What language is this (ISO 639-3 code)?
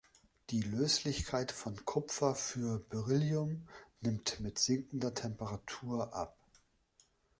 deu